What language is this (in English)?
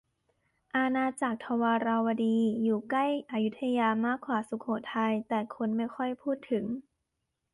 Thai